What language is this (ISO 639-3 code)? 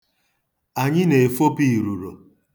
ibo